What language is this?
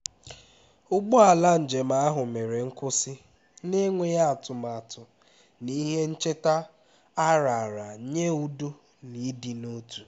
Igbo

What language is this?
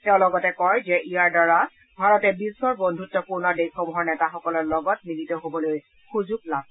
Assamese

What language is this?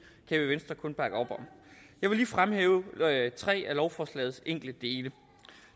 Danish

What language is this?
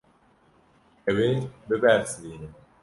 Kurdish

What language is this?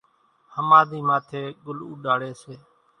Kachi Koli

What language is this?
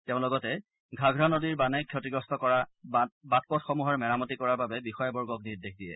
Assamese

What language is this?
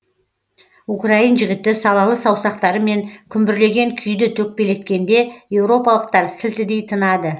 Kazakh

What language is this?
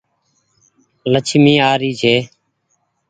Goaria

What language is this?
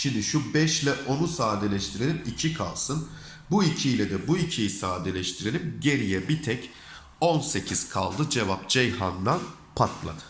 Turkish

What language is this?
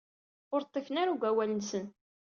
Kabyle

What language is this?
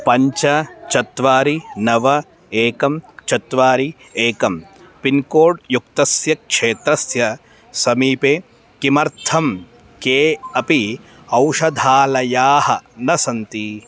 Sanskrit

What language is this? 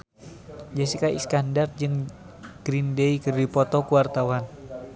Sundanese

